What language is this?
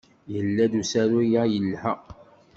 Kabyle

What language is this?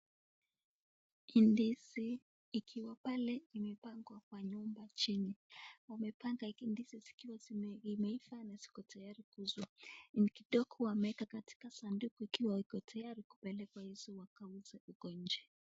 Swahili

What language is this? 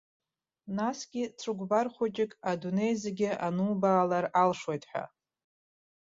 Abkhazian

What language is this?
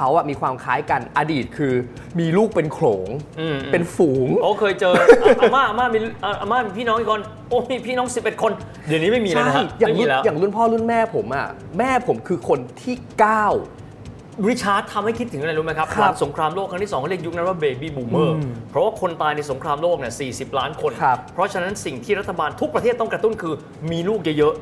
Thai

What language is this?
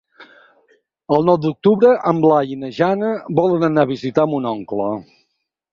Catalan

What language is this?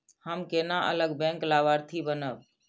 Maithili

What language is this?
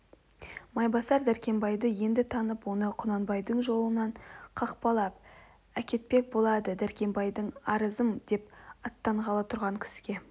Kazakh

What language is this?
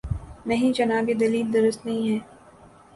Urdu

